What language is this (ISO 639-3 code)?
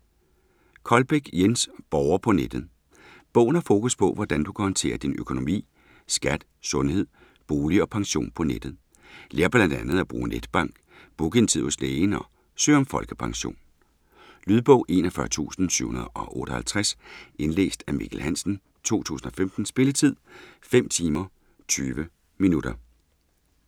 dan